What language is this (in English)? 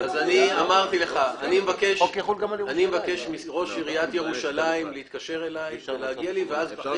Hebrew